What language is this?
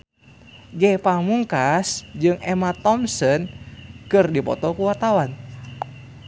Sundanese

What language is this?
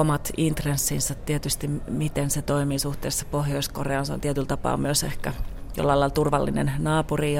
Finnish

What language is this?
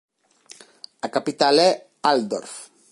Galician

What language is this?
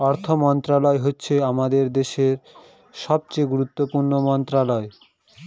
Bangla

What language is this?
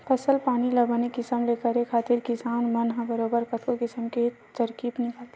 Chhattisgarhi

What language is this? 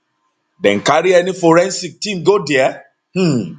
Nigerian Pidgin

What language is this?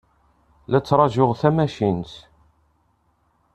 Kabyle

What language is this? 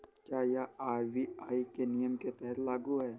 Hindi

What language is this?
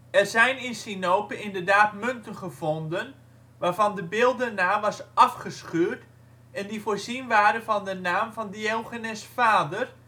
Dutch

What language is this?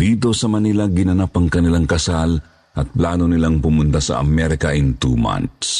Filipino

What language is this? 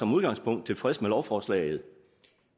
Danish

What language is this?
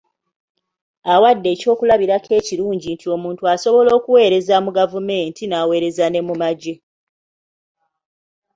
Ganda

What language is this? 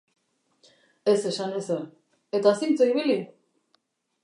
Basque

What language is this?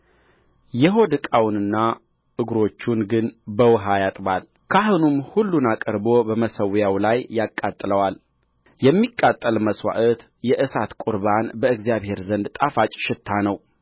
Amharic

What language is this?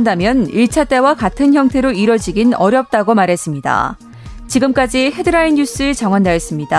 Korean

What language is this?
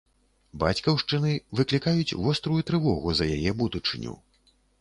Belarusian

